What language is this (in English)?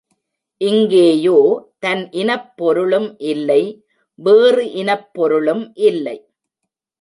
Tamil